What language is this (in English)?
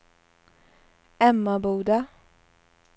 Swedish